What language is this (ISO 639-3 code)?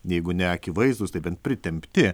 lit